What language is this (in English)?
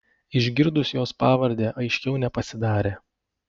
Lithuanian